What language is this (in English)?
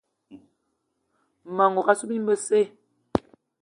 Eton (Cameroon)